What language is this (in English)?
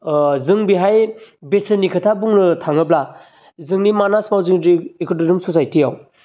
Bodo